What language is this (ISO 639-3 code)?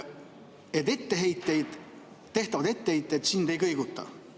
est